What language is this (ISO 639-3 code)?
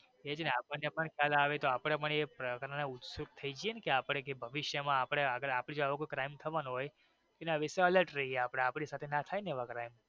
guj